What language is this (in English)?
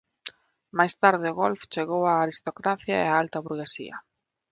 Galician